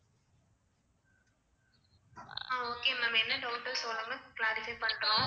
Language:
Tamil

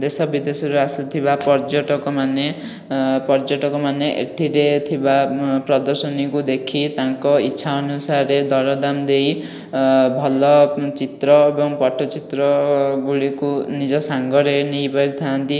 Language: Odia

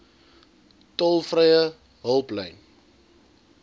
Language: Afrikaans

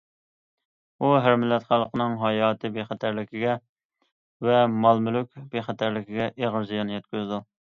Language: Uyghur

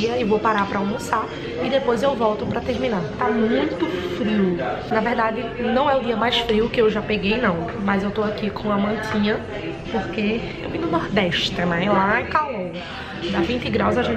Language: Portuguese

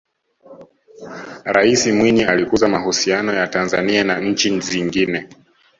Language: Swahili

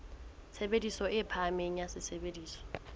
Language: Southern Sotho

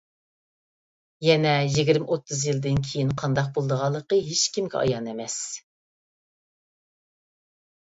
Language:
Uyghur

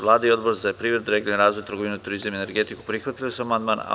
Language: Serbian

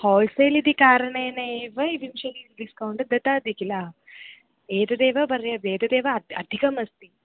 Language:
Sanskrit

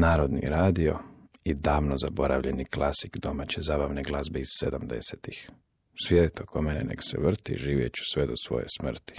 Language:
Croatian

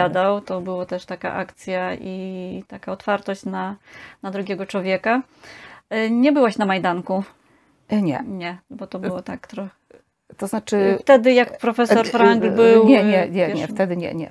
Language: Polish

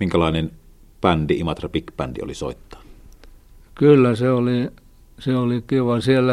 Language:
Finnish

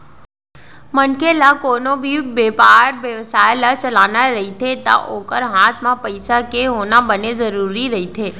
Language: Chhattisgarhi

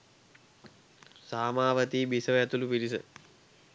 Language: Sinhala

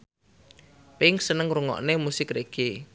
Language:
Javanese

